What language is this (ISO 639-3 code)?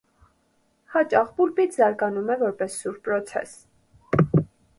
hye